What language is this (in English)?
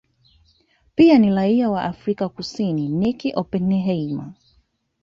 Swahili